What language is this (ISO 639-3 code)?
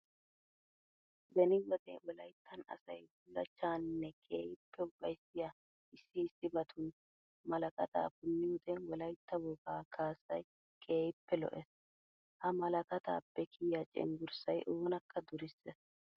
wal